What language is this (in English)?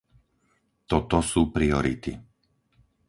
Slovak